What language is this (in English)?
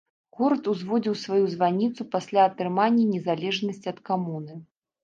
Belarusian